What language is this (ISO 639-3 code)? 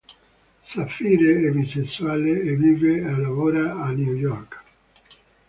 ita